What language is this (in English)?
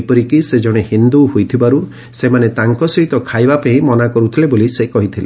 Odia